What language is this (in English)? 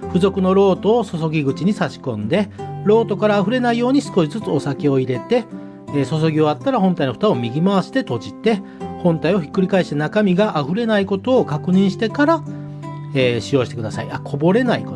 Japanese